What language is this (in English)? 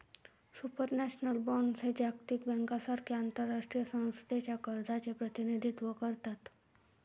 Marathi